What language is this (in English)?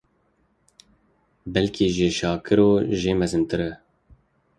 Kurdish